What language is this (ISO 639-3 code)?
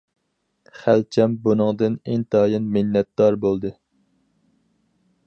uig